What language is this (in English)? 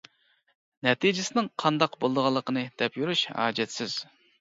Uyghur